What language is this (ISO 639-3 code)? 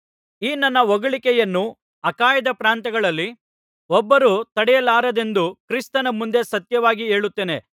kan